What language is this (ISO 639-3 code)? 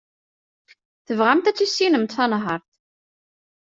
kab